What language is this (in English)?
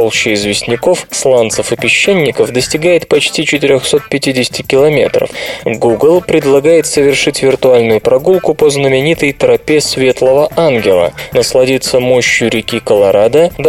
Russian